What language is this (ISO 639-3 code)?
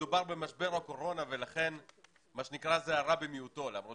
heb